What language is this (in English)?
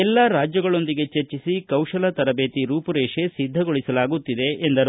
Kannada